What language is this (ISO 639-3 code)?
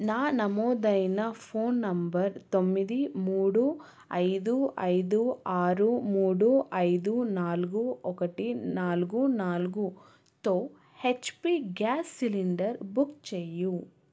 tel